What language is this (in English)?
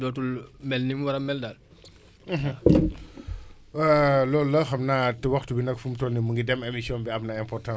Wolof